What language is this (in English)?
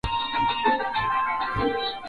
Swahili